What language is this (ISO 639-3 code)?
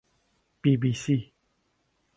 ckb